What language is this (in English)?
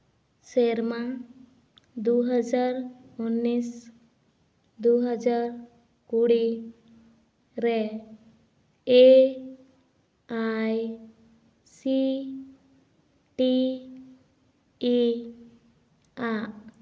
Santali